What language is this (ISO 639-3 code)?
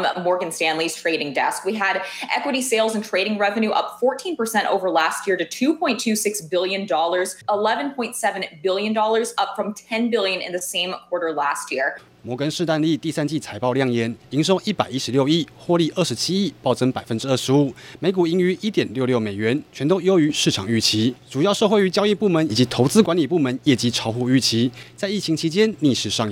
zho